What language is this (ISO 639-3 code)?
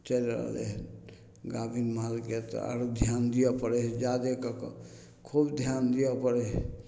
mai